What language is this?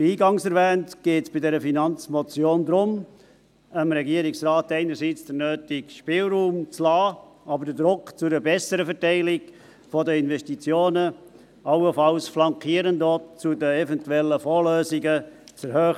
Swiss German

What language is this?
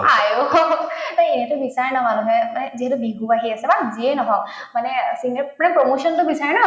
Assamese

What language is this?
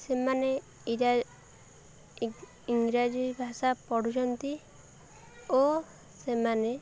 Odia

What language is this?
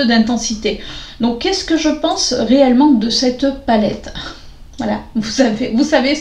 French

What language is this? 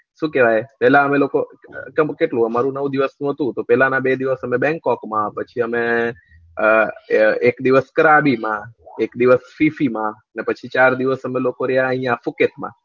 Gujarati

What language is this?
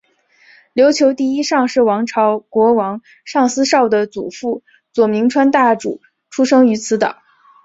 Chinese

